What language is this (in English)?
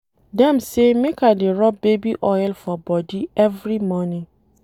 Nigerian Pidgin